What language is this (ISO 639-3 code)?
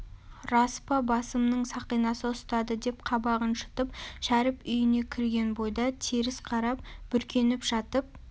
kaz